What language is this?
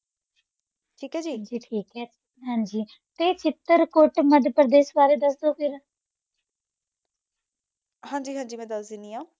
Punjabi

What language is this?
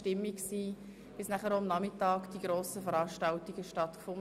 Swiss German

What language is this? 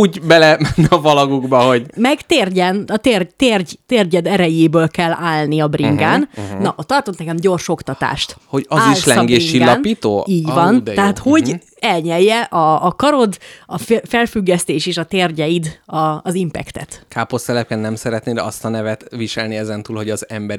Hungarian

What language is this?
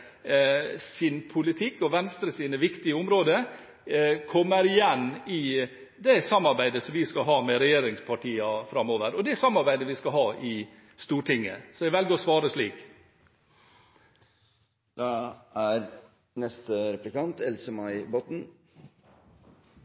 Norwegian Bokmål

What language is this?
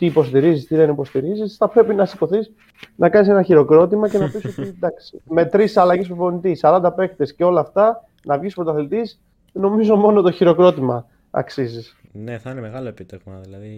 Greek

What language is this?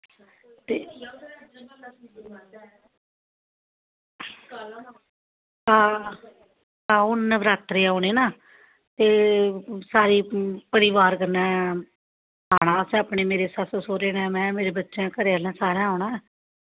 Dogri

